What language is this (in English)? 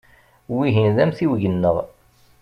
Kabyle